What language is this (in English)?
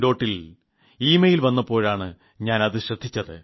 Malayalam